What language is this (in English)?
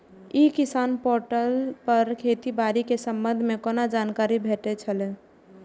Maithili